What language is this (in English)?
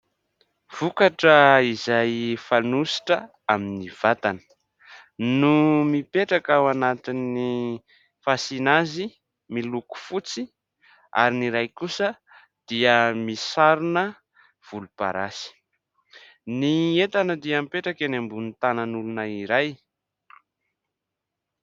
Malagasy